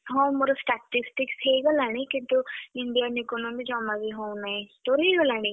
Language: Odia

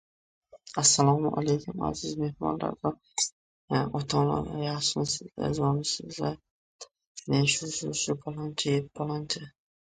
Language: Uzbek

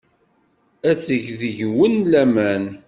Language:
Kabyle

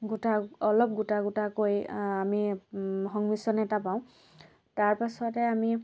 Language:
Assamese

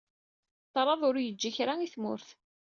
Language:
Kabyle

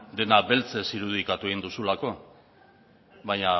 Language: Basque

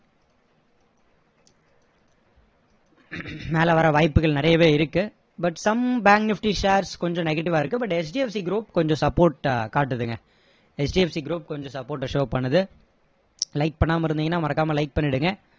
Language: Tamil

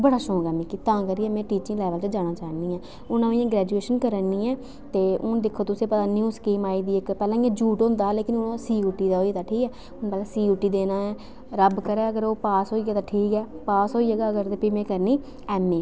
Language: Dogri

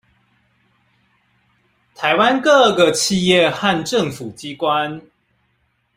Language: Chinese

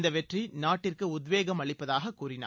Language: Tamil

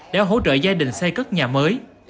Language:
Vietnamese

